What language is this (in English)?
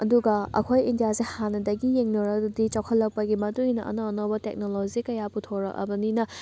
Manipuri